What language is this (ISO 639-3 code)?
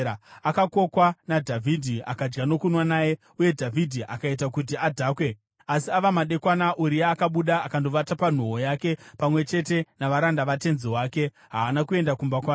sna